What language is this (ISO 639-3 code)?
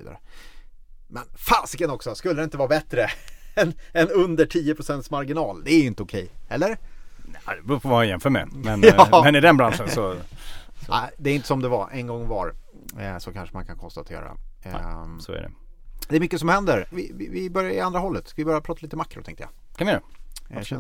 swe